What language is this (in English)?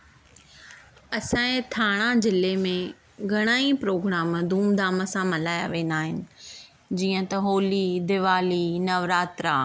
Sindhi